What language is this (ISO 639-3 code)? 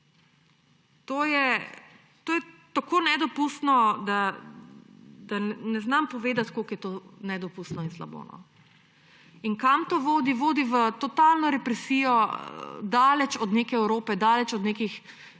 slv